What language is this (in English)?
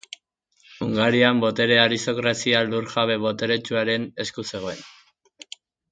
Basque